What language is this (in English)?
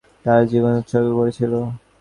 Bangla